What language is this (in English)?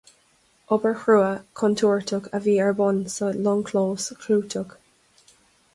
Irish